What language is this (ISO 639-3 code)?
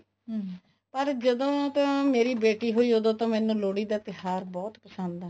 pan